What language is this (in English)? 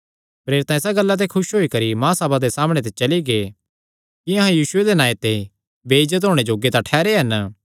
Kangri